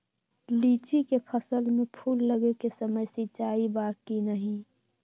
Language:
Magahi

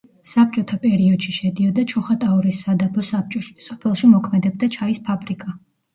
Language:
Georgian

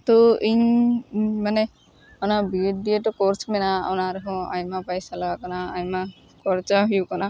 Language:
Santali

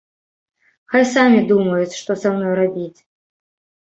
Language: Belarusian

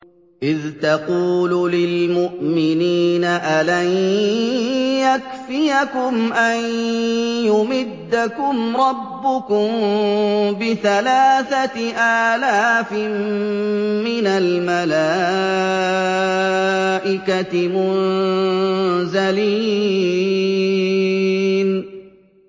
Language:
Arabic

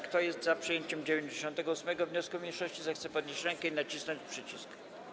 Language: Polish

